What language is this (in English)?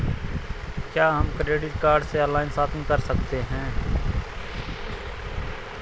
Hindi